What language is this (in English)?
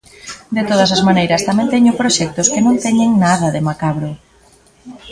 Galician